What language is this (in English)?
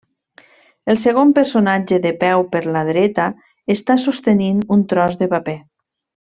Catalan